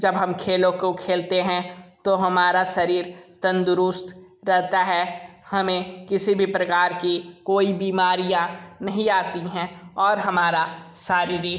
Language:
Hindi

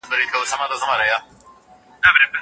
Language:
Pashto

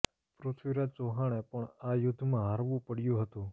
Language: Gujarati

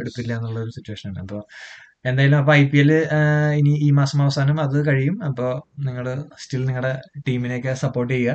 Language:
Malayalam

